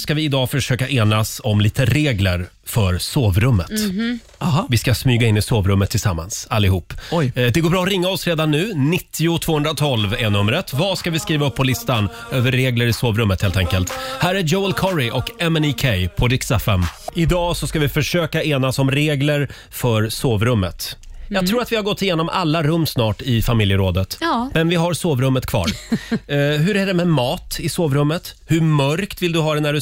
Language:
Swedish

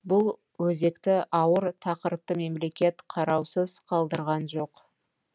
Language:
Kazakh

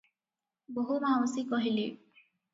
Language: Odia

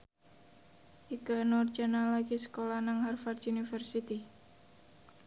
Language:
Javanese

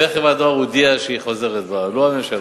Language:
Hebrew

